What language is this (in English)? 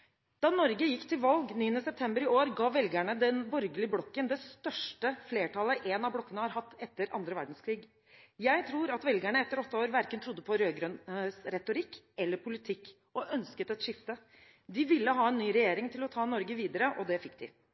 Norwegian Bokmål